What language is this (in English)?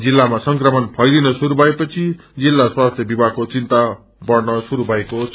Nepali